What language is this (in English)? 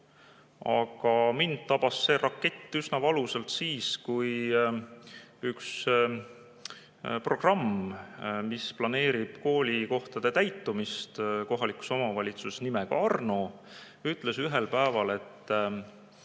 Estonian